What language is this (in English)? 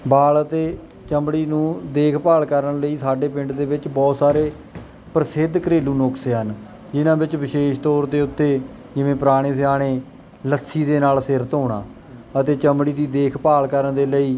Punjabi